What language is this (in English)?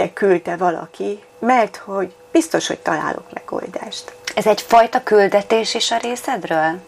Hungarian